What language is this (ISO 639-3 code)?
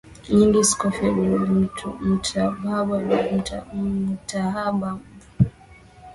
swa